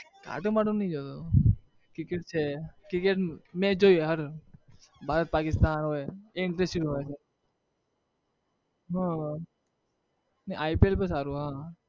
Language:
Gujarati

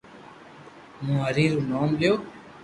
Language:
Loarki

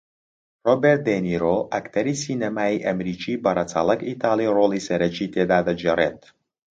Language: Central Kurdish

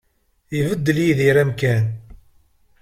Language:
Kabyle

